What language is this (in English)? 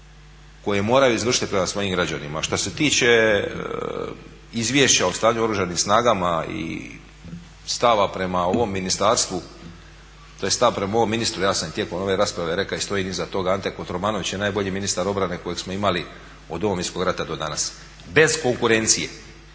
Croatian